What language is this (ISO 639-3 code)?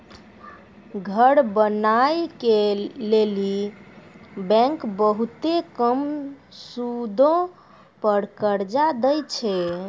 mai